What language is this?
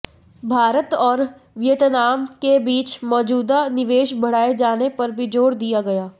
Hindi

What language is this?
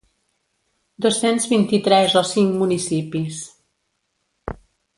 Catalan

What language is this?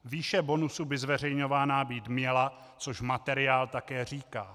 Czech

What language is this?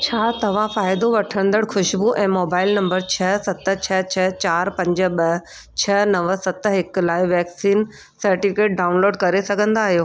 Sindhi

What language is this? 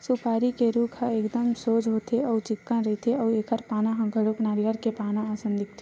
Chhattisgarhi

